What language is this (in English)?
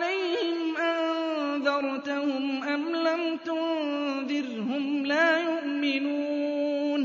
Arabic